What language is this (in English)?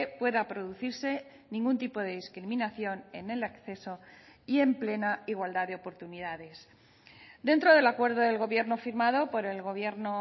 Spanish